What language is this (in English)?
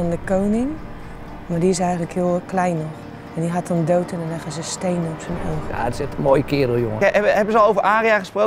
Dutch